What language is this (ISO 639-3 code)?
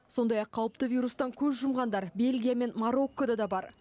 kaz